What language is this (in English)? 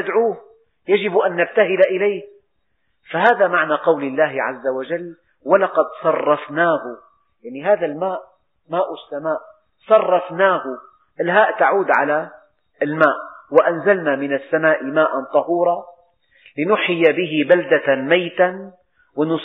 Arabic